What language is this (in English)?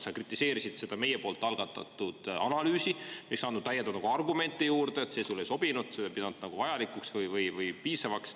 Estonian